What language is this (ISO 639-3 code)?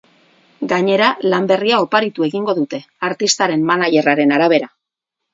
eus